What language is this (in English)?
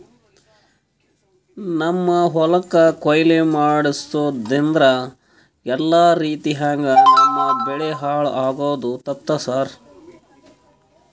Kannada